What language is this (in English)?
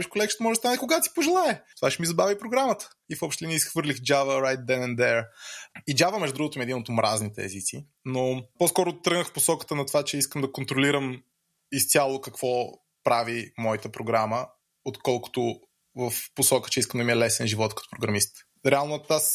Bulgarian